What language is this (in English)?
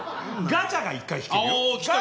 Japanese